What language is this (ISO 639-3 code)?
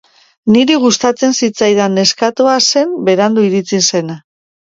eus